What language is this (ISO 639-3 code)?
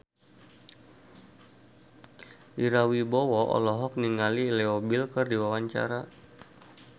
sun